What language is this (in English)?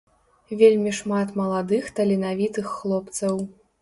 Belarusian